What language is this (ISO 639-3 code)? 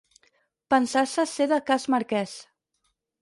cat